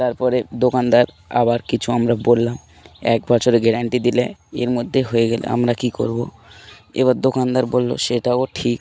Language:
Bangla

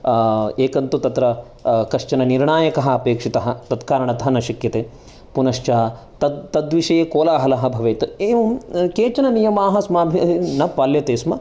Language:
Sanskrit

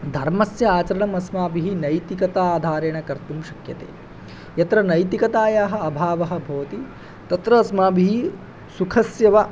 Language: Sanskrit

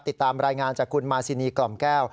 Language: Thai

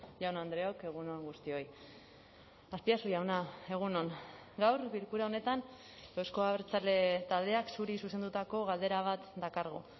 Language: Basque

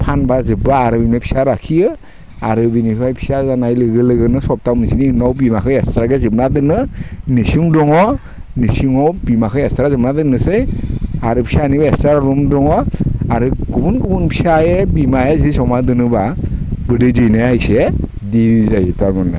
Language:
Bodo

